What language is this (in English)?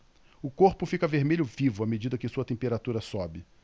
Portuguese